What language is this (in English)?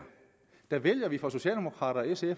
Danish